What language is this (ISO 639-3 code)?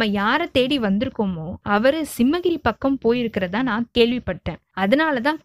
tam